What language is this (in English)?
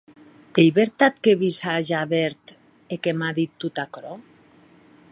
Occitan